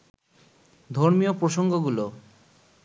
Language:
Bangla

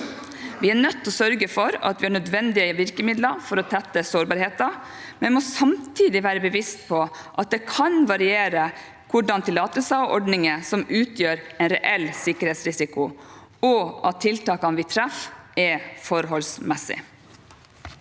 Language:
Norwegian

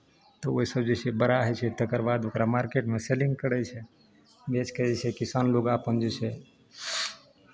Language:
Maithili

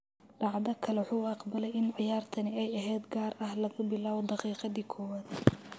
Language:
Somali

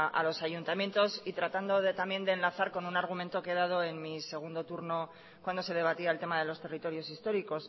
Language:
Spanish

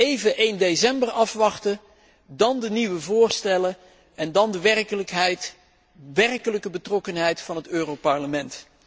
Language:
Dutch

